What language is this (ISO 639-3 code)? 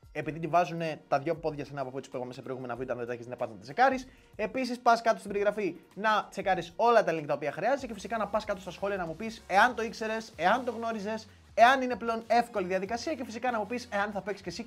ell